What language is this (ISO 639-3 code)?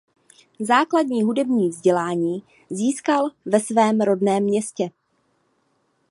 ces